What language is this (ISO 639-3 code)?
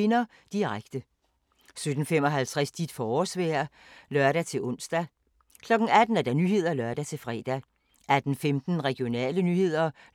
dan